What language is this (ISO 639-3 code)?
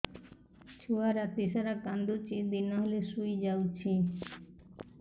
ori